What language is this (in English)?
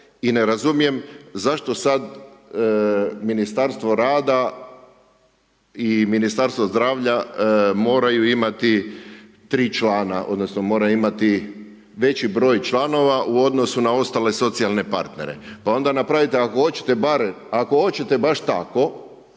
Croatian